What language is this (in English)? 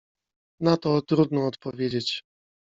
Polish